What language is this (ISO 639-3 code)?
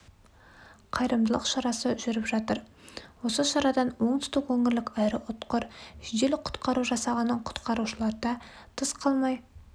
kaz